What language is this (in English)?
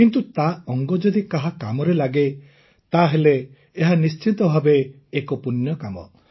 Odia